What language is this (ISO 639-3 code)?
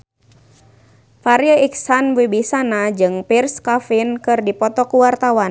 sun